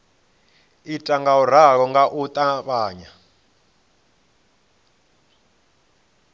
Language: Venda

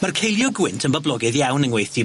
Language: Welsh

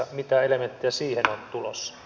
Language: Finnish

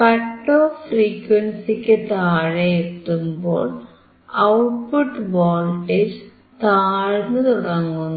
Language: Malayalam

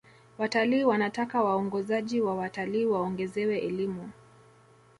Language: Swahili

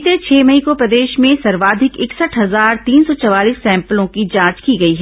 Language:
Hindi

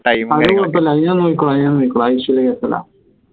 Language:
Malayalam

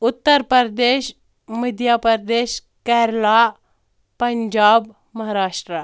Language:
Kashmiri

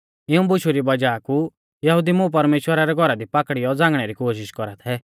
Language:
Mahasu Pahari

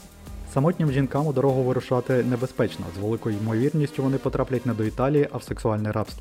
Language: Ukrainian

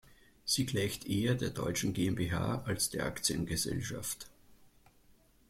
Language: German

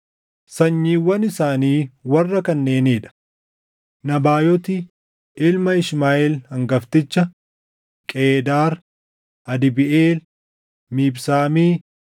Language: Oromo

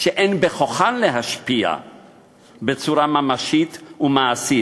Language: Hebrew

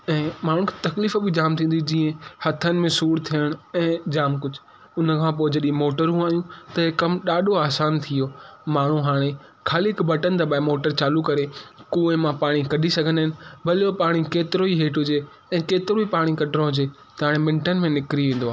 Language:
Sindhi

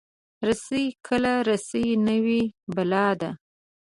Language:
Pashto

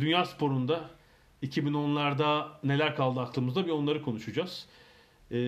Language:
Turkish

